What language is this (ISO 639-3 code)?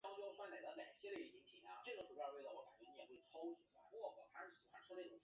zho